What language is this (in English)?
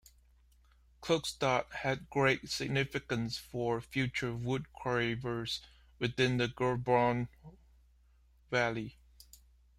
English